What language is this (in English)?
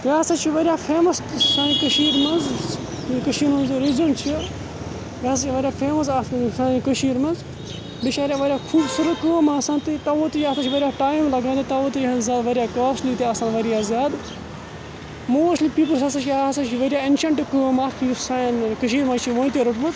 Kashmiri